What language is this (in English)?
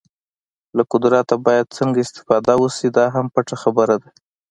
Pashto